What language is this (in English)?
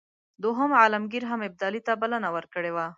Pashto